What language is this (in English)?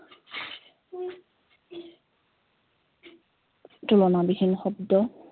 Assamese